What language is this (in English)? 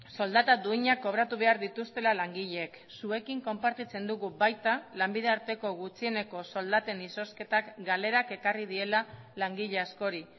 Basque